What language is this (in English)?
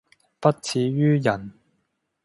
Cantonese